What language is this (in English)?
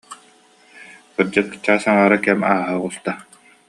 Yakut